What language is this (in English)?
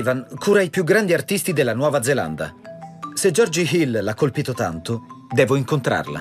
Italian